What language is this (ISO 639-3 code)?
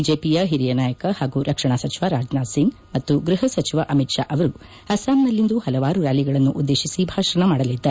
kan